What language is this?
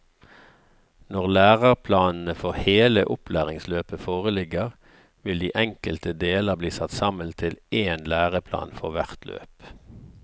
Norwegian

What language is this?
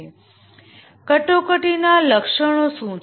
Gujarati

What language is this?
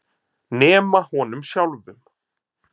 Icelandic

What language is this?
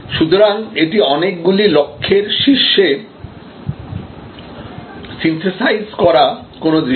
Bangla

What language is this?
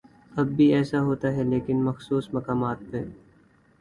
Urdu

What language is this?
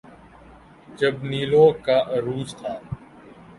Urdu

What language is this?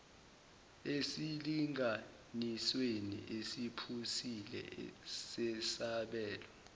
Zulu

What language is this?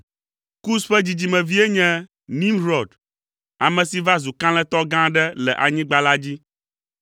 Ewe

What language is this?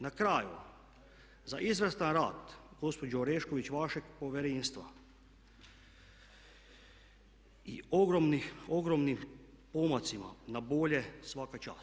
Croatian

